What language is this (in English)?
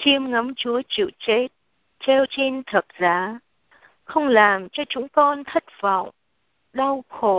Vietnamese